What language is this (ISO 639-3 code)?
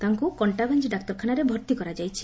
ori